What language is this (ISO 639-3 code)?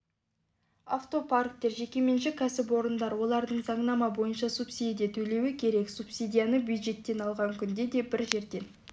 kaz